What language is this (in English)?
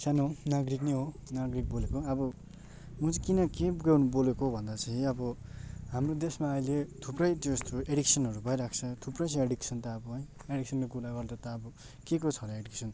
Nepali